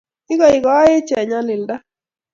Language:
Kalenjin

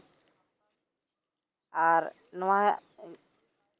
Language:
Santali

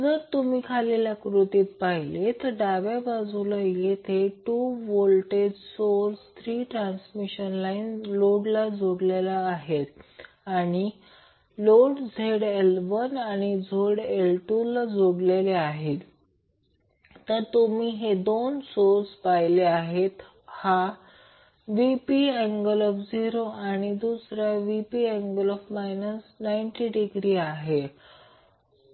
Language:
Marathi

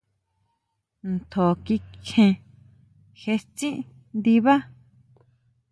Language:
Huautla Mazatec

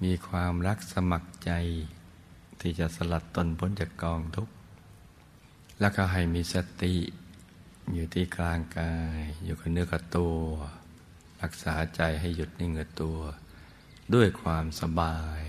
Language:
Thai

